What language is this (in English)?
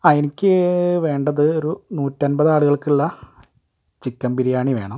Malayalam